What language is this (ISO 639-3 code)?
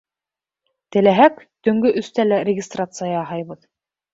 bak